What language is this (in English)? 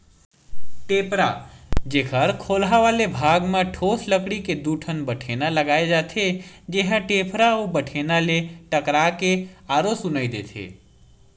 Chhattisgarhi